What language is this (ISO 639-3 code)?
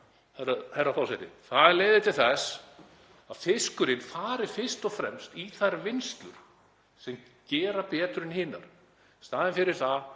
isl